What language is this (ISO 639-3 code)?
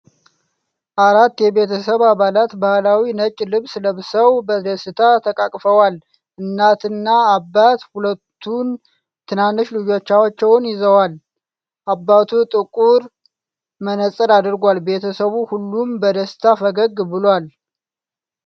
amh